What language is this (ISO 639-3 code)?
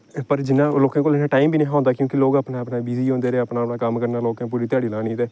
doi